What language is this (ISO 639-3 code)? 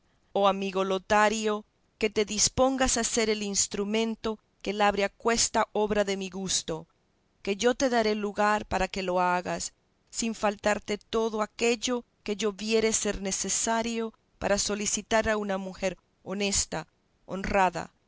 spa